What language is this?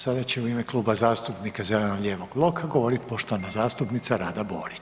Croatian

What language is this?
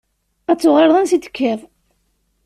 Kabyle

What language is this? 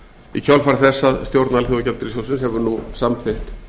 Icelandic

